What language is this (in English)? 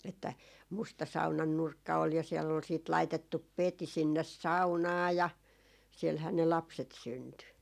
Finnish